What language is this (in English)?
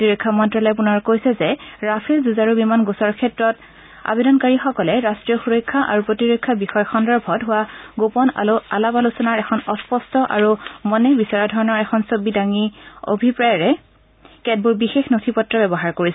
Assamese